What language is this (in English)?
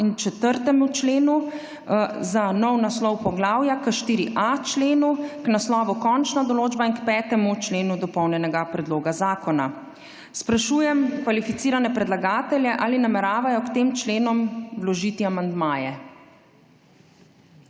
Slovenian